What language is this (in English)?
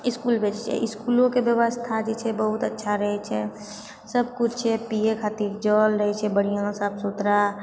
Maithili